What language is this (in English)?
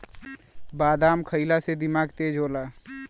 Bhojpuri